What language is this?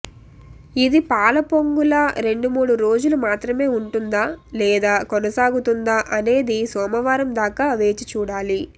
Telugu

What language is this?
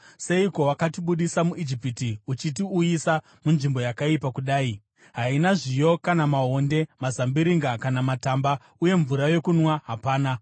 Shona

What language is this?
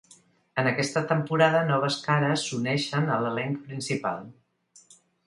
Catalan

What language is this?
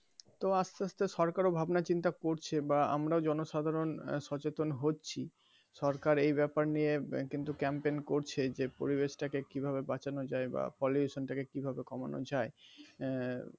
Bangla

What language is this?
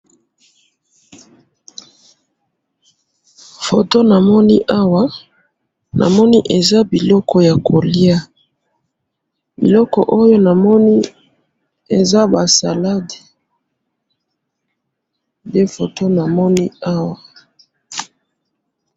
Lingala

